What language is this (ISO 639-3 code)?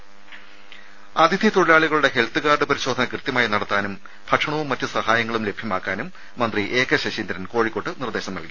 mal